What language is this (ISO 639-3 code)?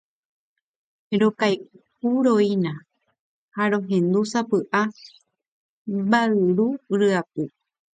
grn